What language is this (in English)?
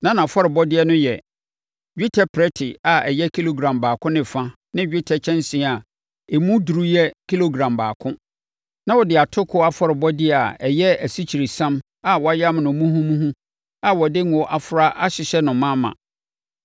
Akan